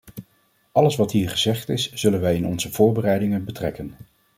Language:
Dutch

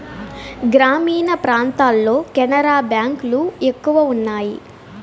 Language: Telugu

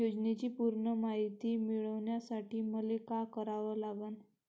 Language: Marathi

